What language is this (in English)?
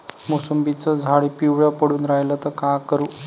Marathi